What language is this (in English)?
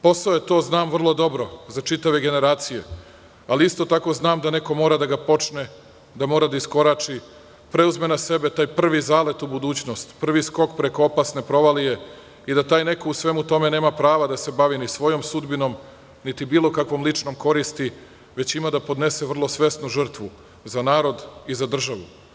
Serbian